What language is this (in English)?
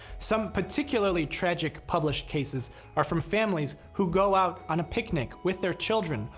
English